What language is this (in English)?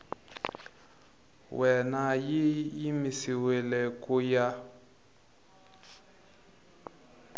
Tsonga